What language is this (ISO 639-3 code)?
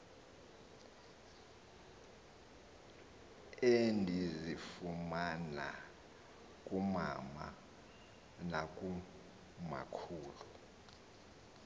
xho